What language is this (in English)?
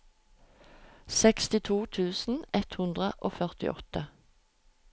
Norwegian